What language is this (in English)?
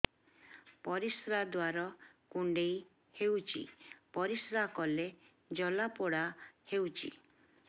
Odia